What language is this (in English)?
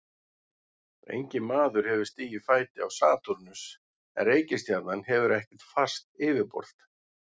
Icelandic